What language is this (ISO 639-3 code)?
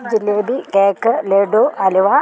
mal